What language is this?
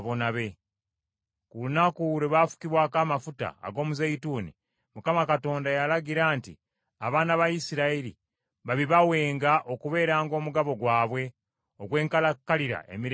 Ganda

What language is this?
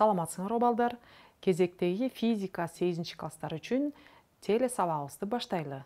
Turkish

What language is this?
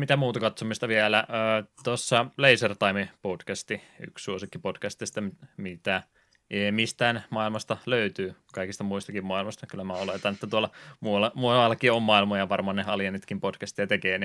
Finnish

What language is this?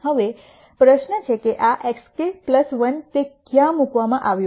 Gujarati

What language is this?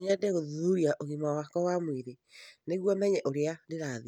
Kikuyu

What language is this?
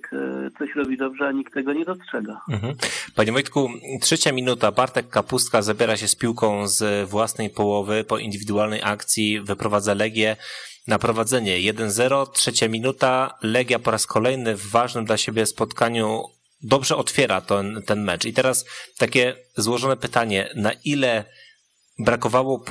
Polish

